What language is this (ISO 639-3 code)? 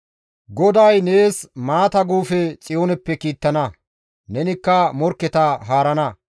gmv